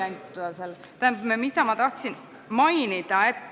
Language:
Estonian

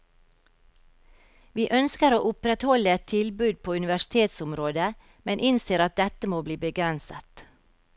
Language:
Norwegian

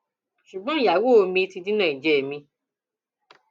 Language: Yoruba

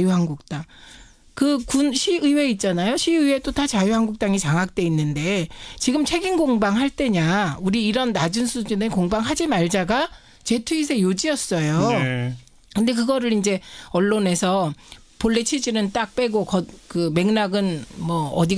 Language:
Korean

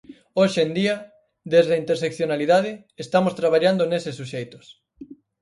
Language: Galician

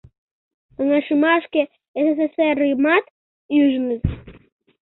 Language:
Mari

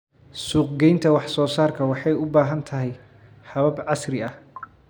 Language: Somali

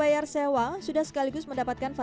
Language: Indonesian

